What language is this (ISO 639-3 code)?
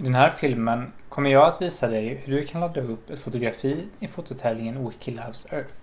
swe